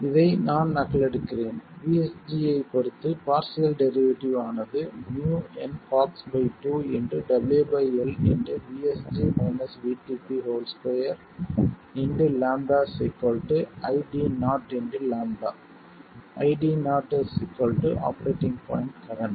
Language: Tamil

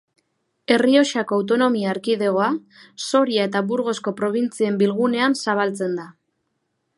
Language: Basque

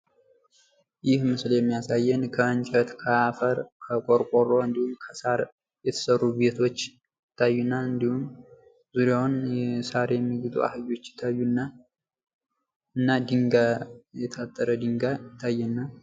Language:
Amharic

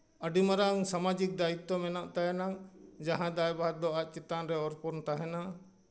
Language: Santali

